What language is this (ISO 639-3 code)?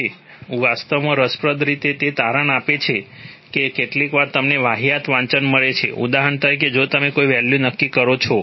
guj